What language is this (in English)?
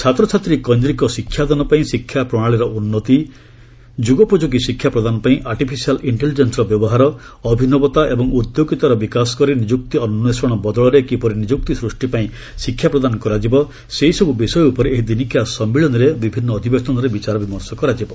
Odia